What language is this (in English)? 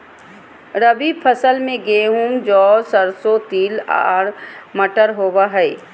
Magahi